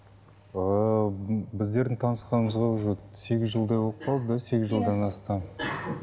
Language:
Kazakh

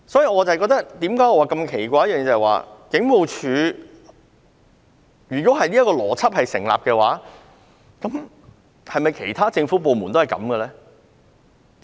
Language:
Cantonese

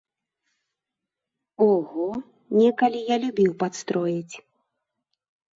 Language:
Belarusian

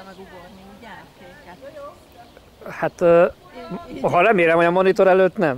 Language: Hungarian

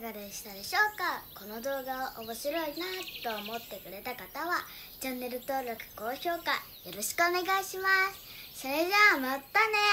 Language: Japanese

